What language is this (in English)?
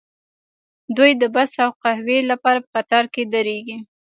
Pashto